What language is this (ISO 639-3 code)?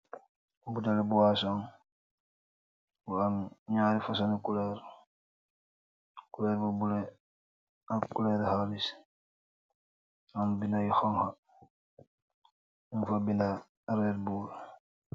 wol